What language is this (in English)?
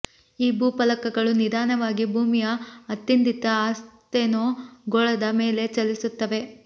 Kannada